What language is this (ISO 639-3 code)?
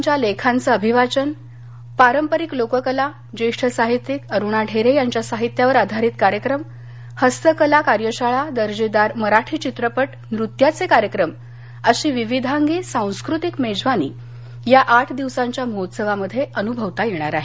mar